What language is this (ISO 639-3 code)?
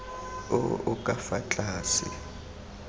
tsn